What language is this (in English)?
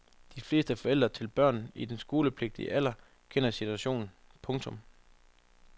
Danish